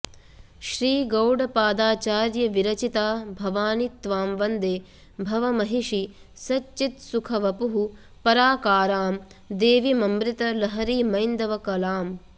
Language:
Sanskrit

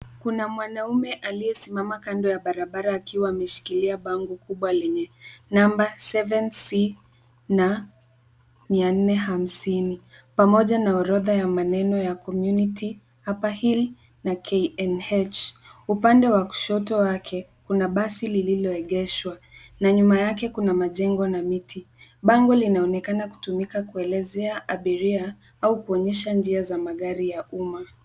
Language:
Swahili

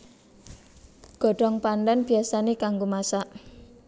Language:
Javanese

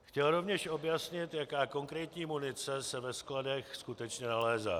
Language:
Czech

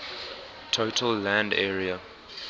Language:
English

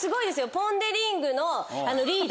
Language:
Japanese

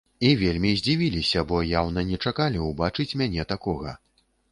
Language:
Belarusian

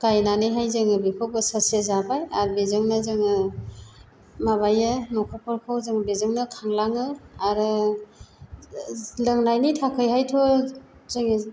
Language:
Bodo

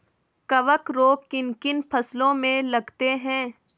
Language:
Hindi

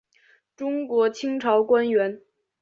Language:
Chinese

